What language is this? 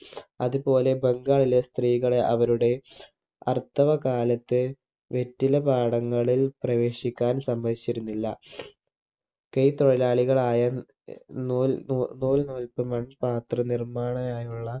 Malayalam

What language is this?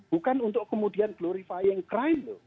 Indonesian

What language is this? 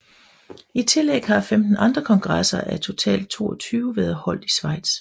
Danish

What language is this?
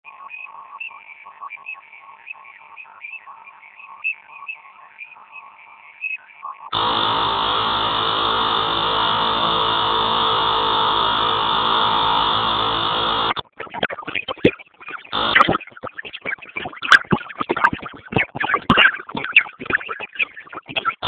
Kalenjin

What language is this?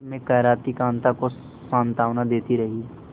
Hindi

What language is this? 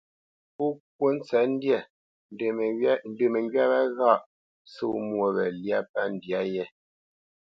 Bamenyam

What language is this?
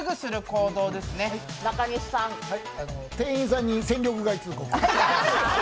Japanese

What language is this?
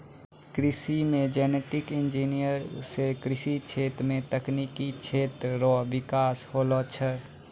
Maithili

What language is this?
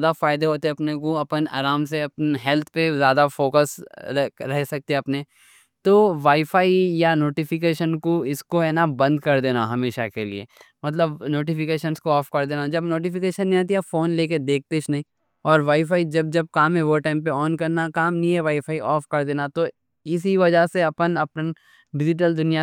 Deccan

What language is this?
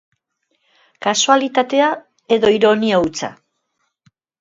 Basque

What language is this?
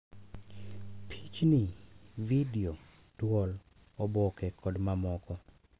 Luo (Kenya and Tanzania)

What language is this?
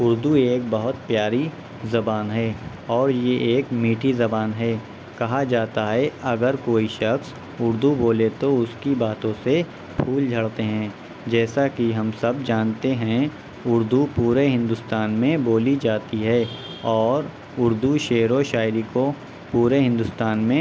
Urdu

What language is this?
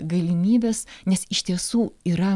Lithuanian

